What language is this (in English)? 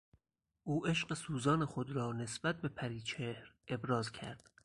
Persian